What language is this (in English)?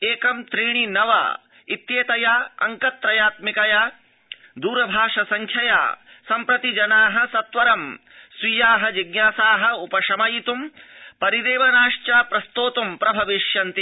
Sanskrit